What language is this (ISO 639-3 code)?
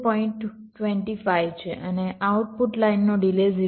guj